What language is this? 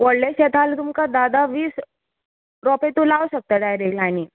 Konkani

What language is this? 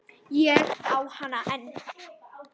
Icelandic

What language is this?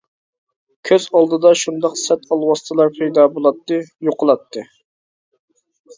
Uyghur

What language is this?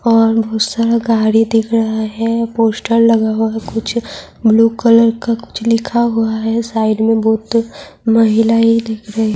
Urdu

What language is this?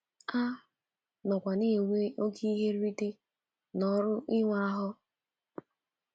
Igbo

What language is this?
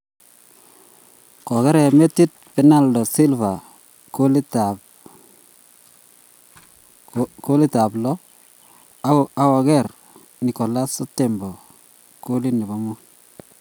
Kalenjin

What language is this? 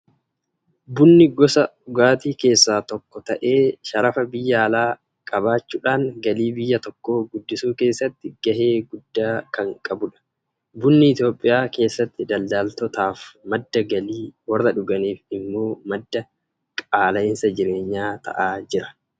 Oromo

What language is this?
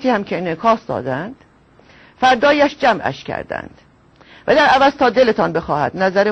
Persian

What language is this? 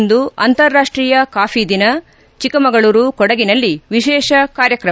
Kannada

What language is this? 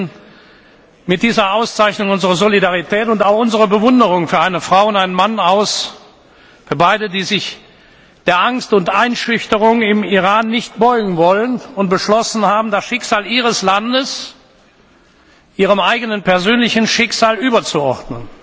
German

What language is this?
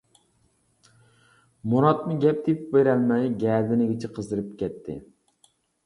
Uyghur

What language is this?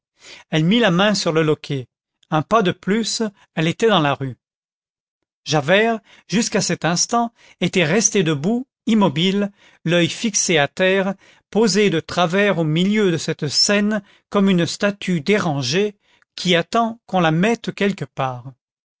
French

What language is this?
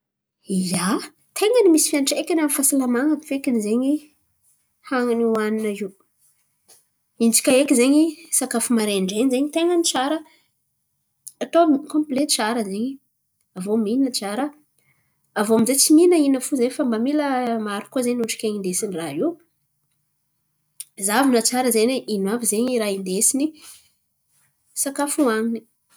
Antankarana Malagasy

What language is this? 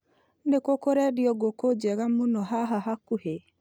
Kikuyu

